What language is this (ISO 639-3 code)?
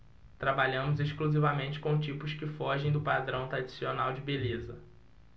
por